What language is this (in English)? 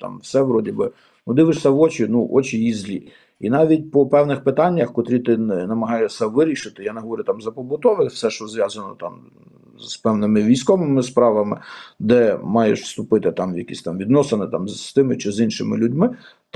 Ukrainian